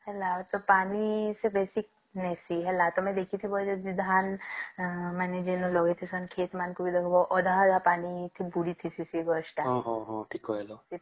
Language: Odia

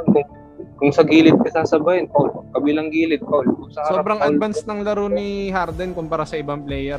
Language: Filipino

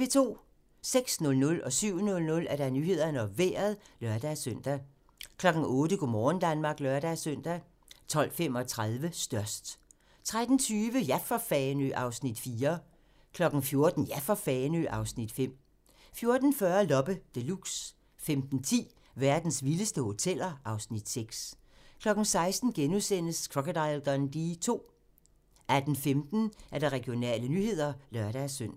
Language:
Danish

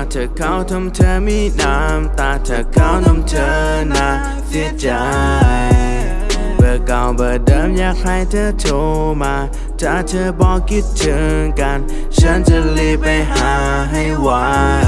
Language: Thai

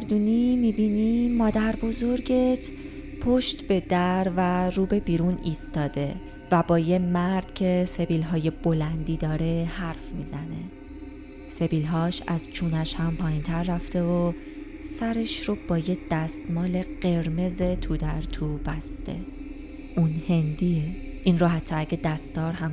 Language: Persian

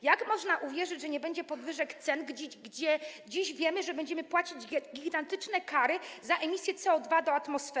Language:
Polish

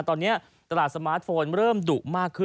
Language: Thai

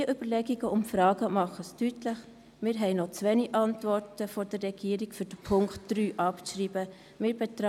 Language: Swiss German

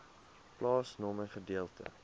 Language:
Afrikaans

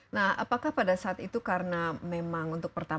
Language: Indonesian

